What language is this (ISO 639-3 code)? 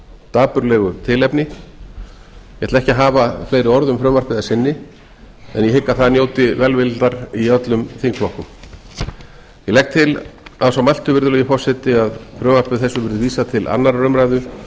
isl